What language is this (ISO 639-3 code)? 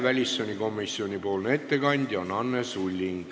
est